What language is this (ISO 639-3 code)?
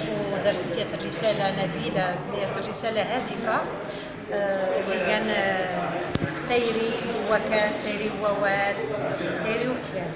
ara